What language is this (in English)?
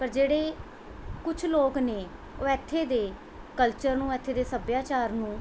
Punjabi